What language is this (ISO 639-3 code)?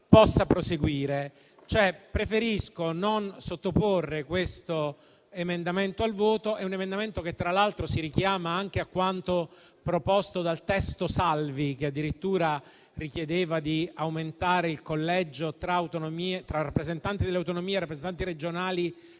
ita